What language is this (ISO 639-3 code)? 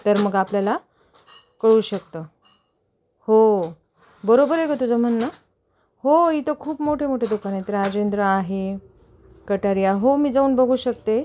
mar